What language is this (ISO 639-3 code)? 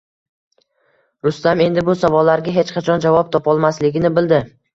uzb